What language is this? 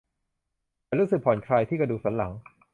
Thai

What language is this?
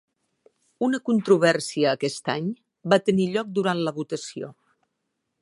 Catalan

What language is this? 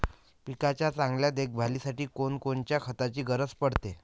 Marathi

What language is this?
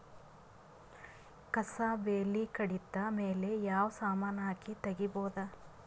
Kannada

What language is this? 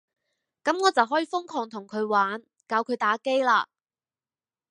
Cantonese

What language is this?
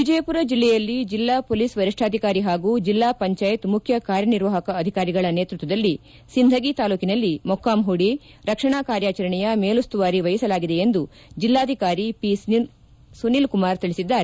Kannada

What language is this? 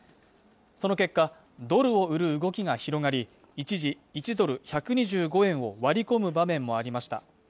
Japanese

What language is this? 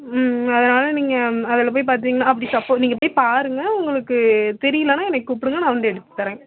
Tamil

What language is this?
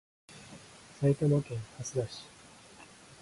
Japanese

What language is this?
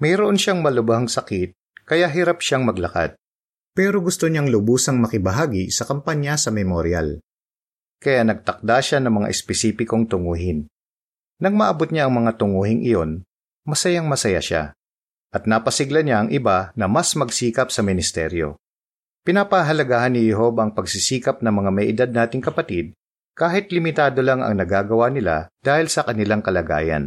Filipino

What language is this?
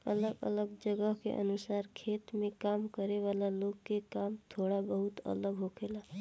Bhojpuri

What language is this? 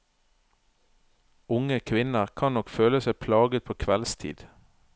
Norwegian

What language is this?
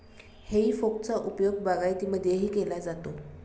Marathi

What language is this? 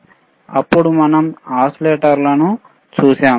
Telugu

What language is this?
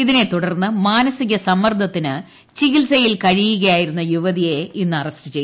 Malayalam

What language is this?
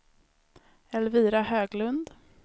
Swedish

